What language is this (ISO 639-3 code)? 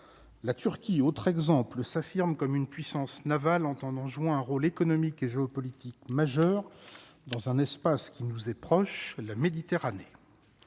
fra